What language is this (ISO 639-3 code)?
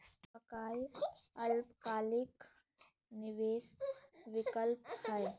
mag